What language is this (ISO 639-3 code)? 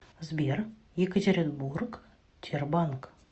rus